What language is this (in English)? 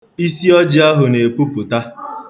Igbo